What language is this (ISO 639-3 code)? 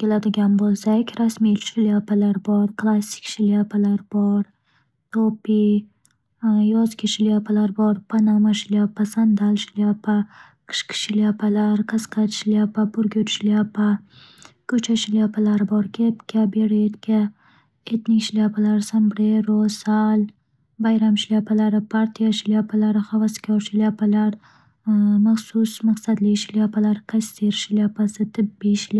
uzb